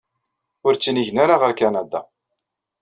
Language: Kabyle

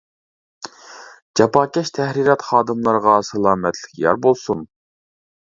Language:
Uyghur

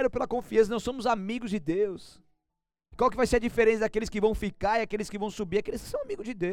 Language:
Portuguese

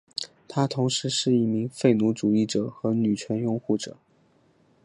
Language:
Chinese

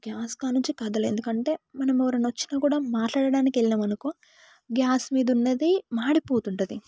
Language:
Telugu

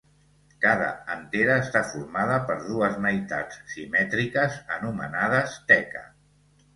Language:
Catalan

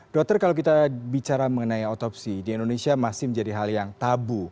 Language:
Indonesian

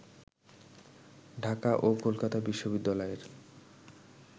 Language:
Bangla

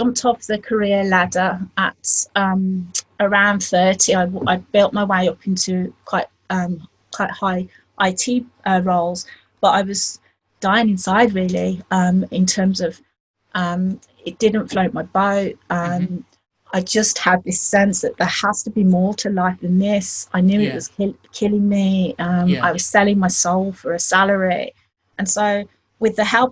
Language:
English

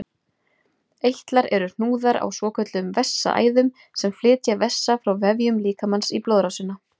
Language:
Icelandic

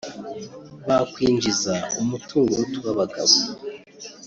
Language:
Kinyarwanda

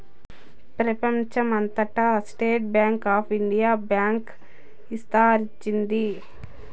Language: Telugu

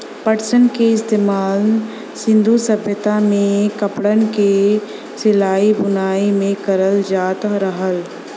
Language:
Bhojpuri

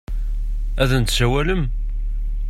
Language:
Kabyle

